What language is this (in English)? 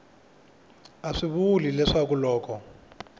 Tsonga